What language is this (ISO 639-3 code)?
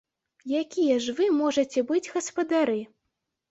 bel